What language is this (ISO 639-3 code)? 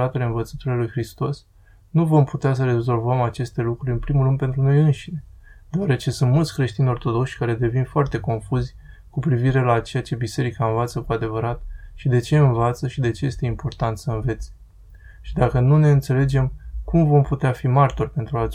ron